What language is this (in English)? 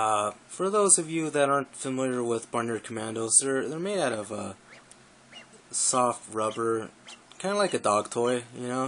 English